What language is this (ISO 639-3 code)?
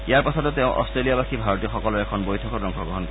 asm